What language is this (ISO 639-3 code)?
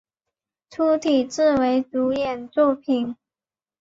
zho